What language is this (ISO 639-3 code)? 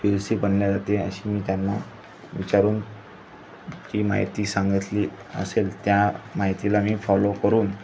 mar